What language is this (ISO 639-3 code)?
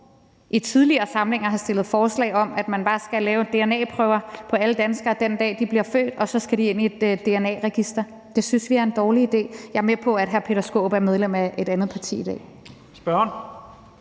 dan